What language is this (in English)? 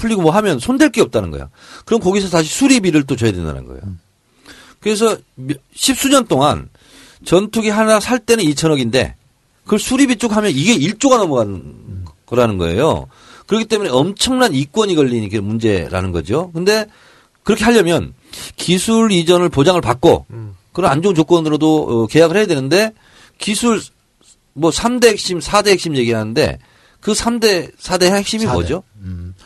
Korean